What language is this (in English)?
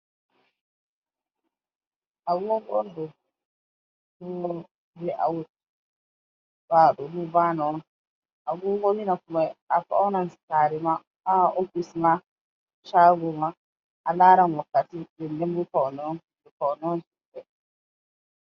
Fula